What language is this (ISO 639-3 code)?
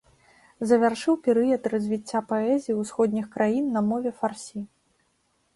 bel